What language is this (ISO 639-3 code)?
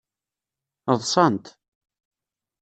kab